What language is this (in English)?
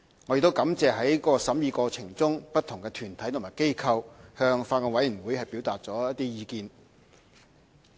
Cantonese